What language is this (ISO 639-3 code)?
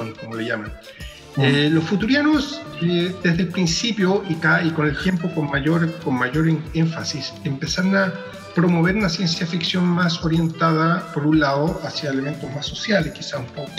spa